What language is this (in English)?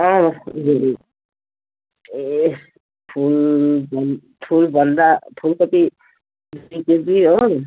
Nepali